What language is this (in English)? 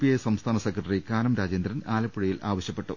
Malayalam